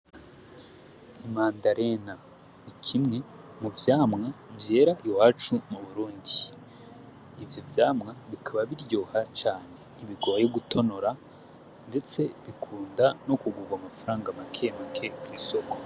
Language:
Rundi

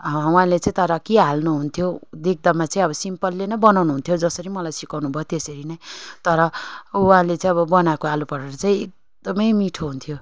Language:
Nepali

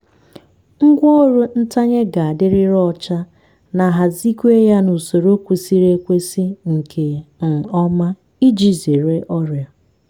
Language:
Igbo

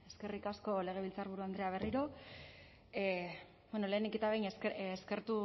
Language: Basque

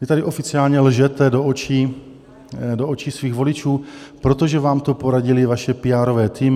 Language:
Czech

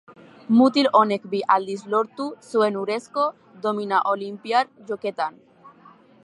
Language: Basque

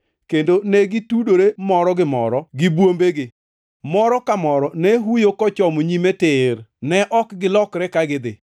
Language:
Luo (Kenya and Tanzania)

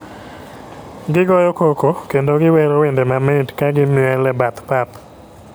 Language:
Luo (Kenya and Tanzania)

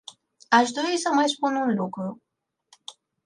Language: Romanian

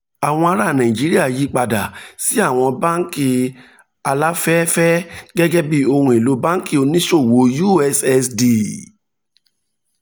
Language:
Yoruba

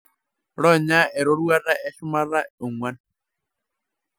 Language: Masai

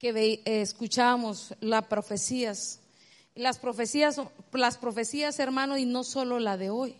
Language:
Spanish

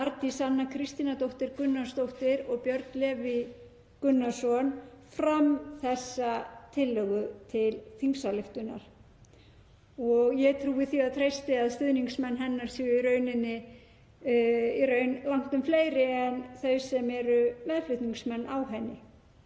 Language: Icelandic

